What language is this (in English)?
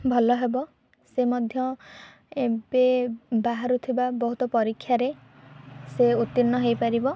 Odia